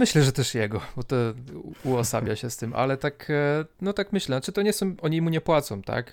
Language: Polish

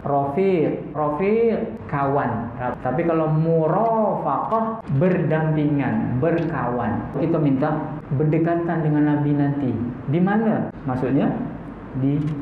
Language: Malay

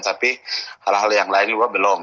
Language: Indonesian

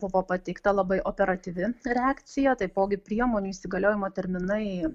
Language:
Lithuanian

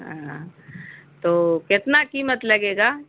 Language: Urdu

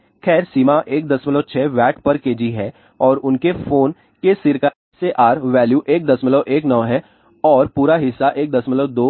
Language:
Hindi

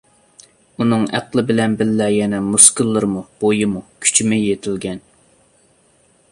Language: Uyghur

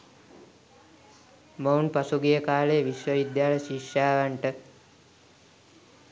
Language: Sinhala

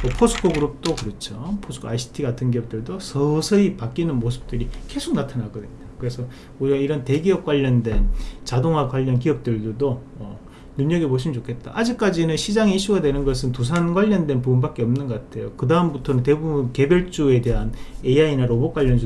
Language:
Korean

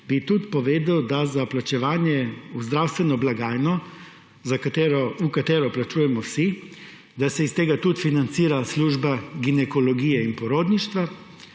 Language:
Slovenian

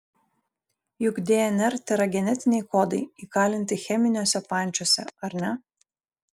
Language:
Lithuanian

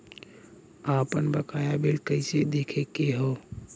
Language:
Bhojpuri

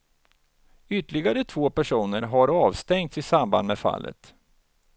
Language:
Swedish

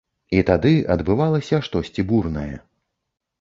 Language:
Belarusian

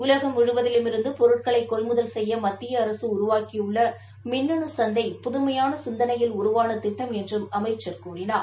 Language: Tamil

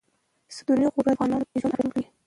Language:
Pashto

